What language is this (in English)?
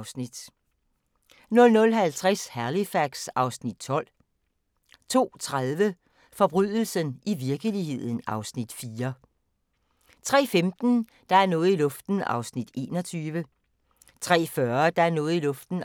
Danish